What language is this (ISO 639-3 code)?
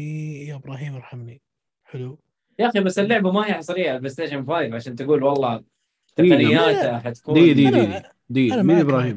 ara